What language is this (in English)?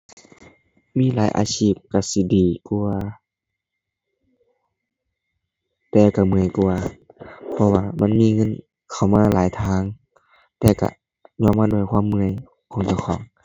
Thai